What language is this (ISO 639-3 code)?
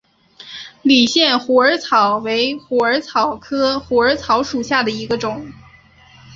zho